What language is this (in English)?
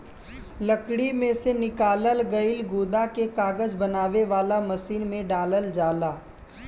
Bhojpuri